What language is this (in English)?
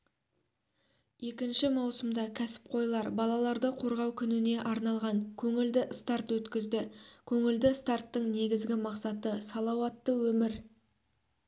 Kazakh